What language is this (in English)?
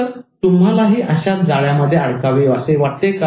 Marathi